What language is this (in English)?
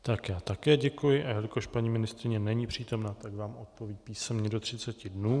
Czech